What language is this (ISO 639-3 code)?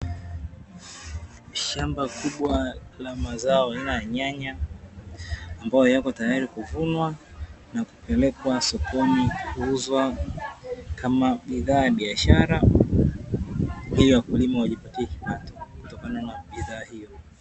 swa